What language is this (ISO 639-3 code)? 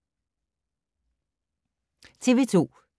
dan